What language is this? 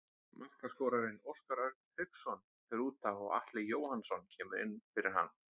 Icelandic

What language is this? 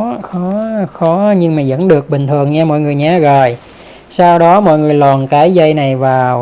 Vietnamese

